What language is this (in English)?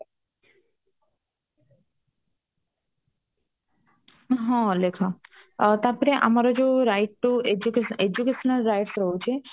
Odia